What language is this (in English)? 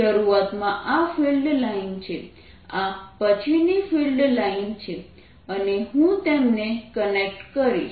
Gujarati